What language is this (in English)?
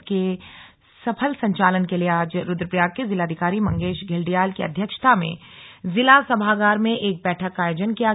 Hindi